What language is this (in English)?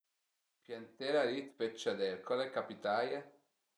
Piedmontese